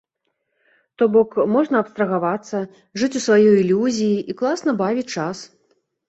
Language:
Belarusian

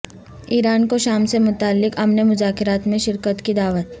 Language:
Urdu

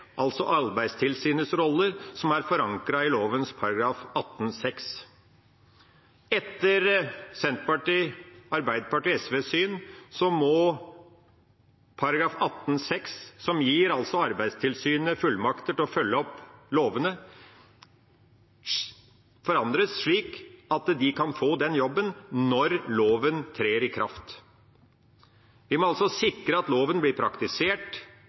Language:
Norwegian Bokmål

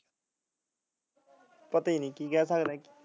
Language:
Punjabi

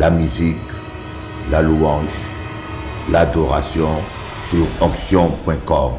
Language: French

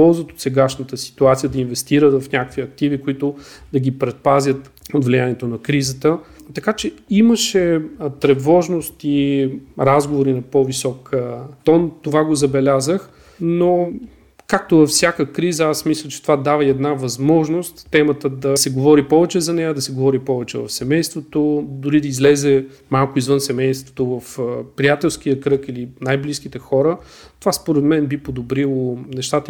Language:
Bulgarian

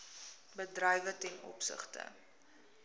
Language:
Afrikaans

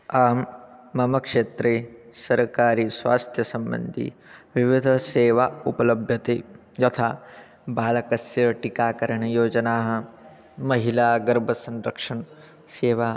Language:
Sanskrit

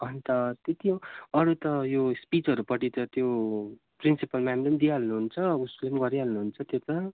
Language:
Nepali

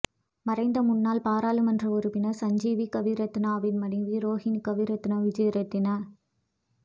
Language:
Tamil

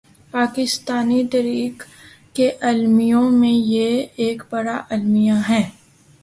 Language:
Urdu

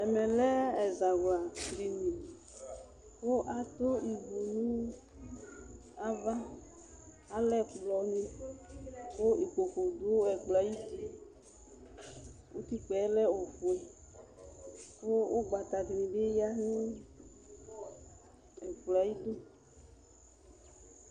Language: Ikposo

